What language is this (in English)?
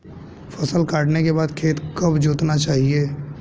Hindi